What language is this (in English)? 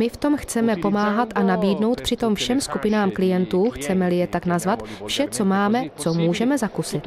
Czech